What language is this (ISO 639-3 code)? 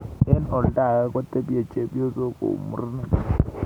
kln